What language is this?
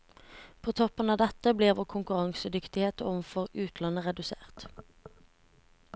Norwegian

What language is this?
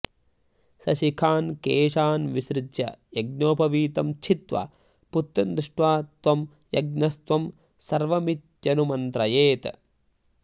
Sanskrit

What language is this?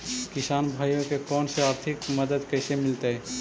Magahi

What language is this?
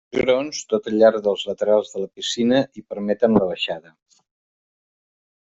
Catalan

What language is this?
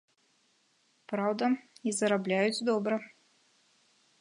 Belarusian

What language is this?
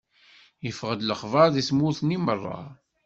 Kabyle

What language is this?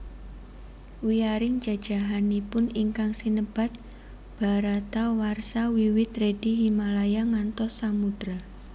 Javanese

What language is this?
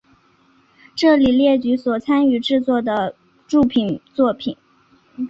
Chinese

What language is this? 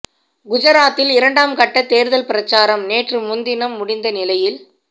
Tamil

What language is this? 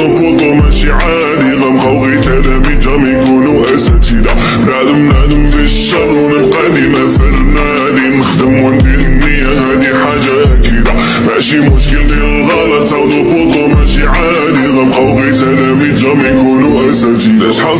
Arabic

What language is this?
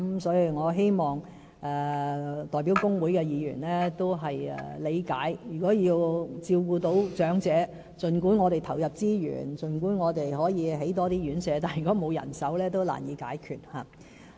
Cantonese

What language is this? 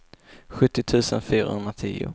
Swedish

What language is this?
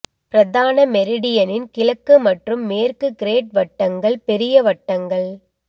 Tamil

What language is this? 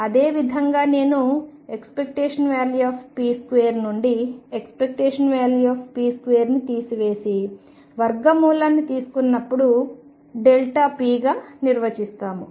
Telugu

